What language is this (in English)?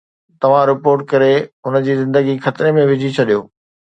Sindhi